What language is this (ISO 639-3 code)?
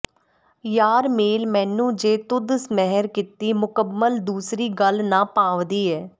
pan